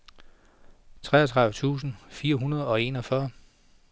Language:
Danish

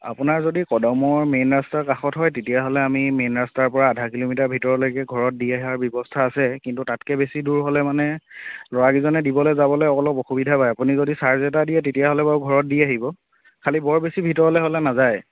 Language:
Assamese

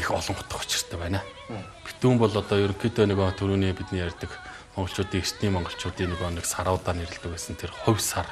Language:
Romanian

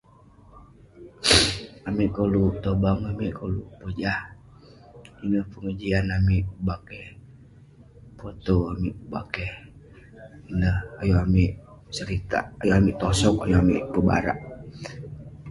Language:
Western Penan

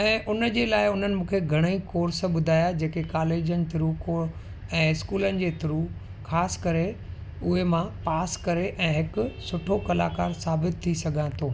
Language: Sindhi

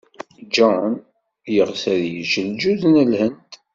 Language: Kabyle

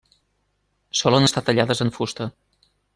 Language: Catalan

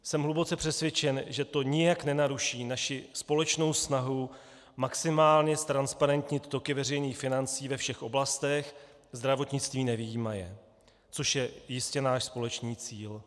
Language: Czech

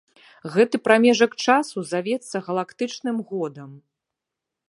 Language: Belarusian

